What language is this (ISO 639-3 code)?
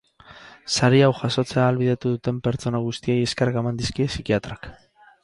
eus